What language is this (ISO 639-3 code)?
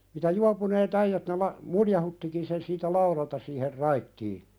fin